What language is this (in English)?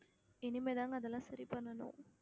Tamil